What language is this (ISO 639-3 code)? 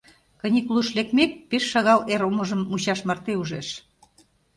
chm